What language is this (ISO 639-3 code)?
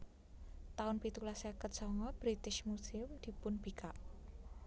jav